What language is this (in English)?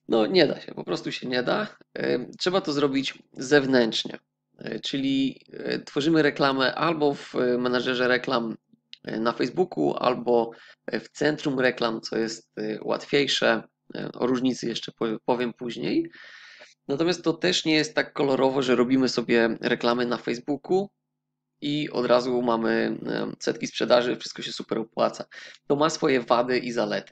Polish